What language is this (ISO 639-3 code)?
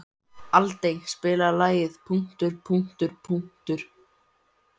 isl